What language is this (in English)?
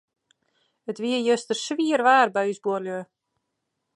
Western Frisian